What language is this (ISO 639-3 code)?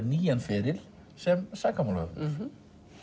isl